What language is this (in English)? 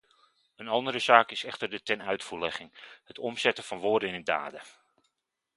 Dutch